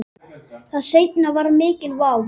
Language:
Icelandic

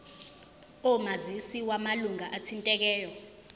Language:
Zulu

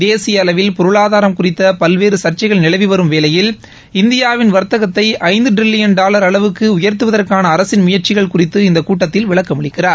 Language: Tamil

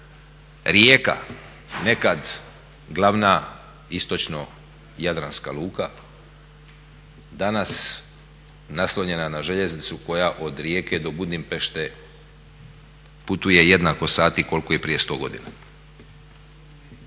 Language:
Croatian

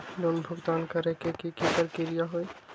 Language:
Magahi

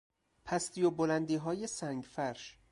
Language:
Persian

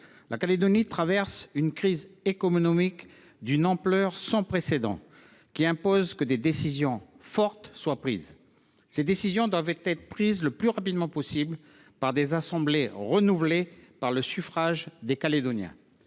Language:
French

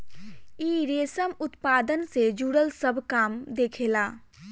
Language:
Bhojpuri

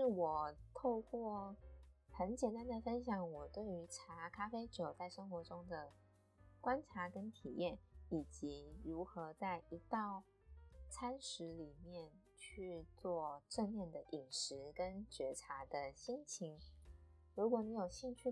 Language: Chinese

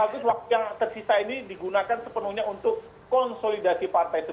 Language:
Indonesian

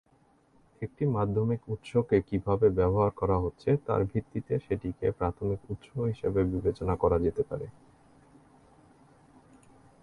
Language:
Bangla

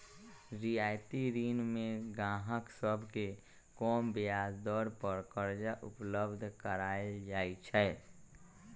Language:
Magahi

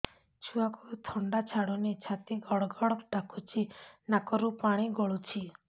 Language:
Odia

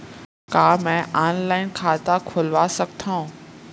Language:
Chhattisgarhi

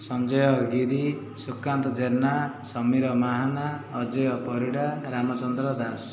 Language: Odia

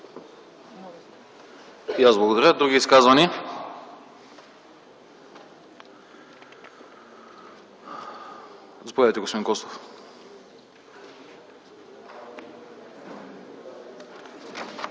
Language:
Bulgarian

